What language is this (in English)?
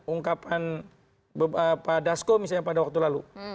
Indonesian